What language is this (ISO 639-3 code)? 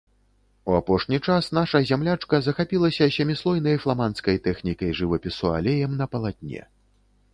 bel